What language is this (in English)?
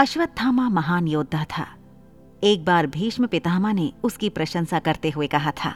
Hindi